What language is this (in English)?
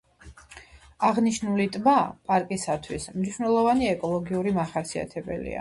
Georgian